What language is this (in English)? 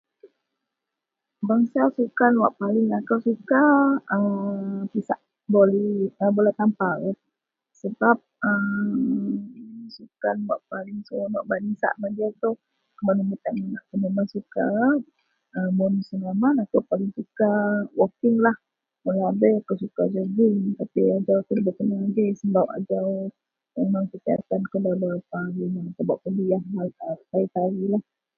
Central Melanau